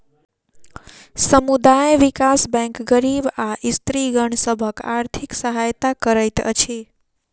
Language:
Maithili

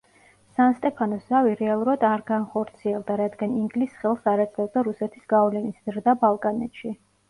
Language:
Georgian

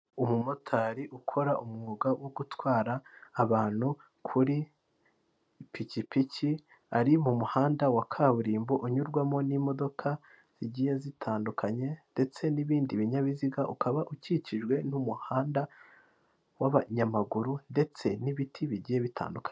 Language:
Kinyarwanda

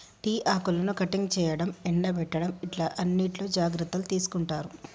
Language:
Telugu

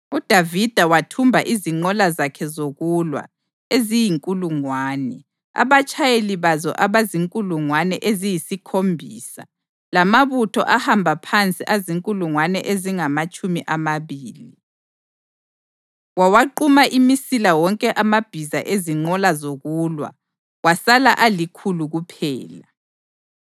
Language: North Ndebele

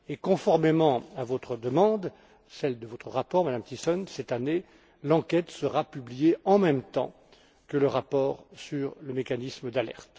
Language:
French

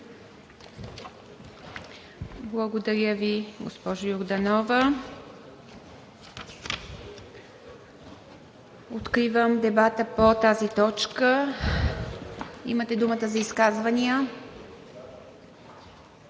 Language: Bulgarian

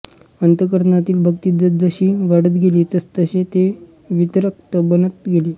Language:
Marathi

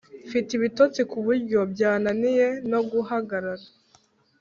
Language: Kinyarwanda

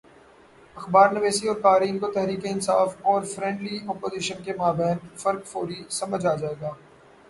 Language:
Urdu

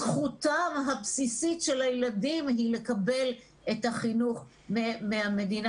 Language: Hebrew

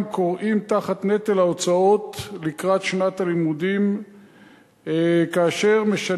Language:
Hebrew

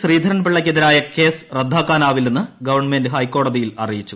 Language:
Malayalam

